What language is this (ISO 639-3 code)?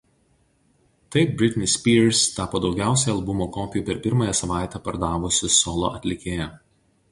lit